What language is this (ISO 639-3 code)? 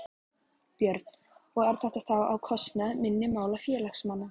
isl